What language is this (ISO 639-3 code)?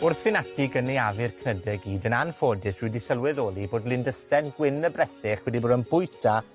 cym